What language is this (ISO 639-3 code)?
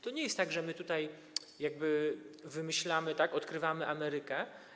pol